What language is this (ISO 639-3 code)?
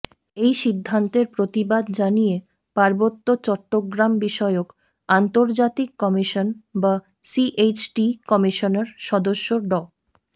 ben